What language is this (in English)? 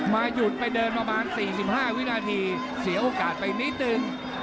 Thai